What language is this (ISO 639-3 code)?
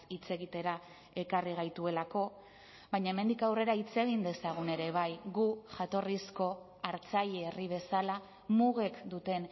eus